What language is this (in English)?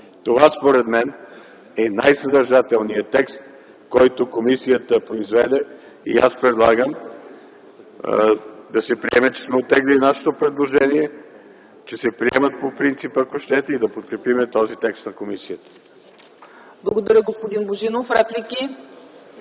Bulgarian